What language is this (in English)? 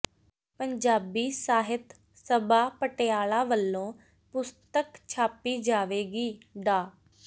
Punjabi